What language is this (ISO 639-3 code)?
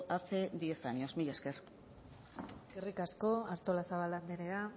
eus